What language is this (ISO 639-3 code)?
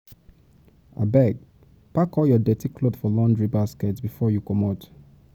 pcm